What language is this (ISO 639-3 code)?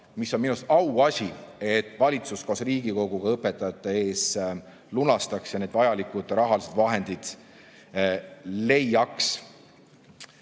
est